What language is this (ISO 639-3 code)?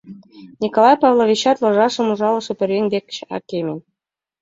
chm